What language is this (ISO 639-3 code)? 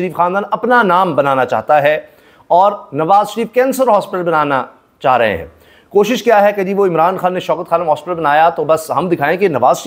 hin